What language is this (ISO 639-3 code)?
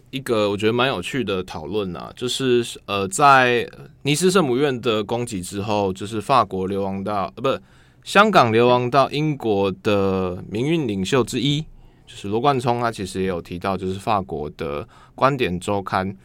zho